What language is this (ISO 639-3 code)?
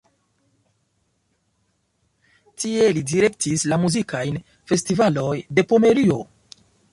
epo